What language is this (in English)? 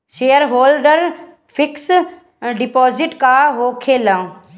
Bhojpuri